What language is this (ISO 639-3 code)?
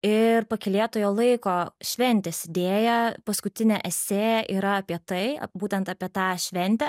lit